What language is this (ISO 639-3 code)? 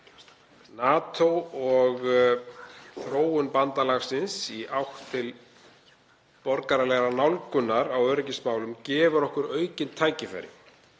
isl